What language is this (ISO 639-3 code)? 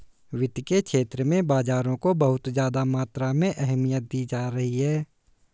hin